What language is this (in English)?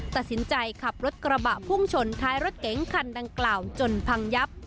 Thai